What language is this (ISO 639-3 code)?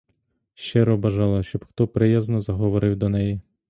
ukr